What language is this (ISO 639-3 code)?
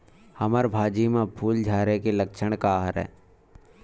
hne